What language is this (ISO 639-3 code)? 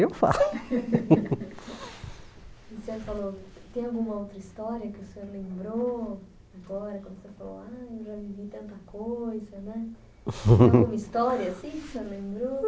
por